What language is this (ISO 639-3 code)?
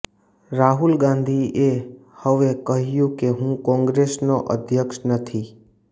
guj